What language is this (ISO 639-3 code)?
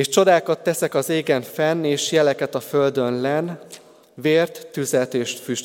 hun